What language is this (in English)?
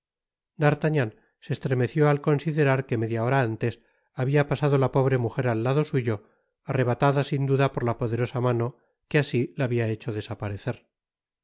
Spanish